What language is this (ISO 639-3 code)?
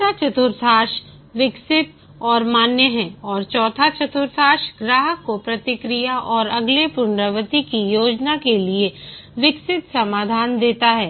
hin